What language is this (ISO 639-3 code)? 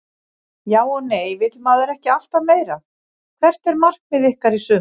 isl